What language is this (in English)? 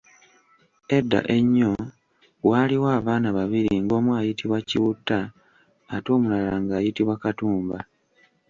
Ganda